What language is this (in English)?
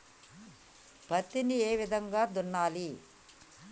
Telugu